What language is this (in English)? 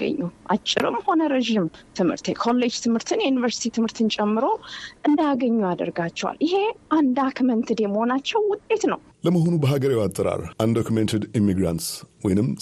Amharic